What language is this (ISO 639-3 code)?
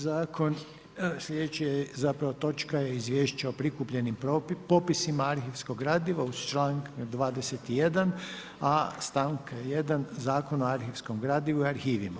hrv